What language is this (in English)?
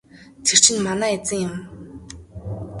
Mongolian